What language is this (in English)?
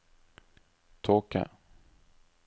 Norwegian